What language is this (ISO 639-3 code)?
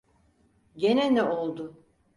tur